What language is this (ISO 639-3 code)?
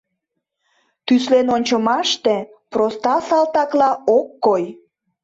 chm